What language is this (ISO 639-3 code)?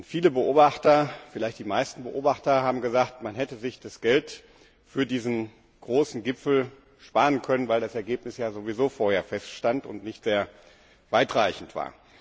deu